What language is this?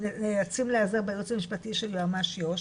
Hebrew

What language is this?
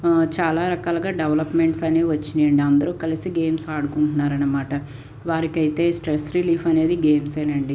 Telugu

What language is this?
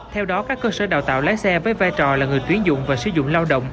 Vietnamese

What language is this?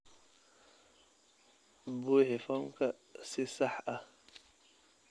Somali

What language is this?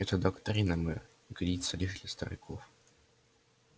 Russian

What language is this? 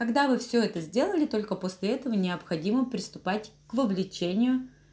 Russian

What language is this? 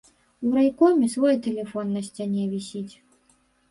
Belarusian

